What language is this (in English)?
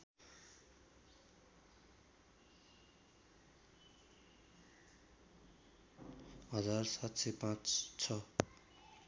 Nepali